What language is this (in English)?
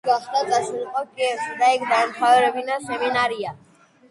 Georgian